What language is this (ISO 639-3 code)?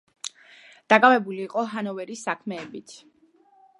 kat